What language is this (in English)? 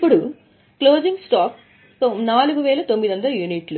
Telugu